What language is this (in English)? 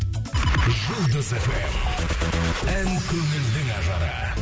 Kazakh